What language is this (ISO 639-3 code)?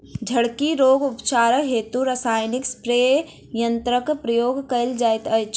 mai